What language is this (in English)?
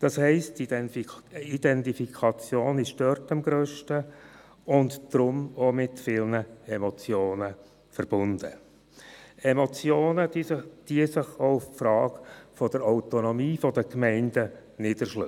Swiss German